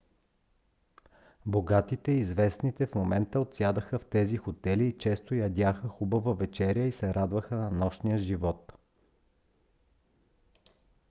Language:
Bulgarian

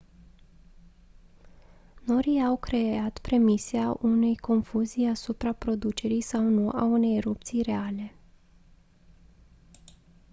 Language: Romanian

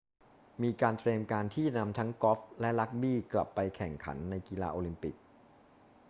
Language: Thai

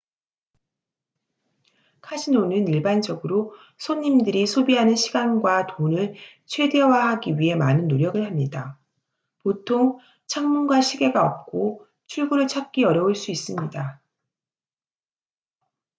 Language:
Korean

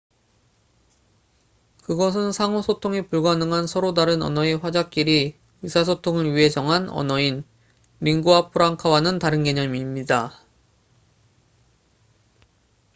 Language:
Korean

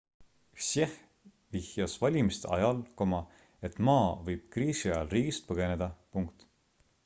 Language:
Estonian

